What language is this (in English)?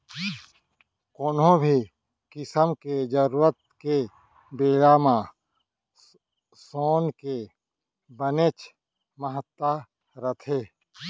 Chhattisgarhi